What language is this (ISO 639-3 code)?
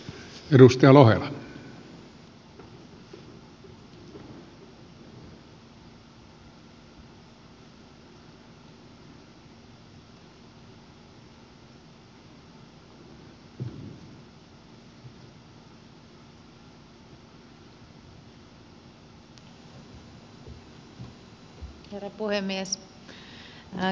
fin